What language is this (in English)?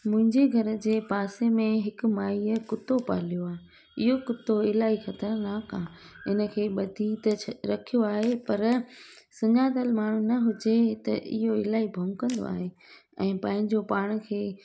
Sindhi